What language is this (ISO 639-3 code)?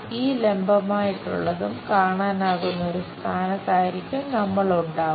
mal